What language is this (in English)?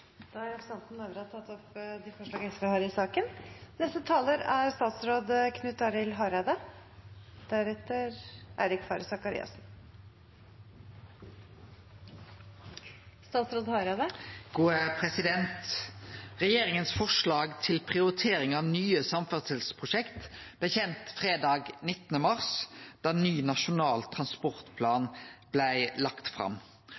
Norwegian